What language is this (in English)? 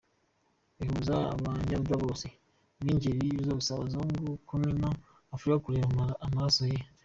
Kinyarwanda